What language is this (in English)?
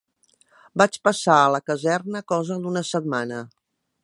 Catalan